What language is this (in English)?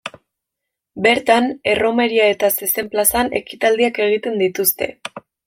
Basque